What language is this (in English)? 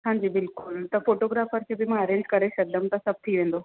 Sindhi